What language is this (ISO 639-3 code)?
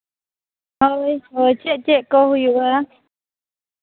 sat